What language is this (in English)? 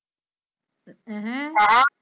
Punjabi